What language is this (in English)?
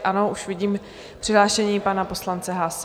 Czech